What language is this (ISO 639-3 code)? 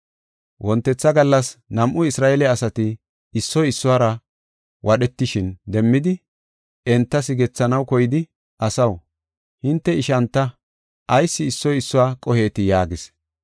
gof